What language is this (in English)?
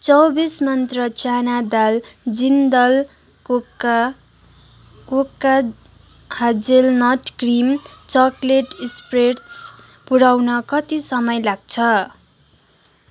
Nepali